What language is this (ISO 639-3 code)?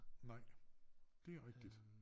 dan